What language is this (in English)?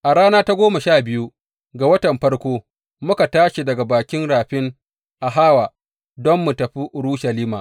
Hausa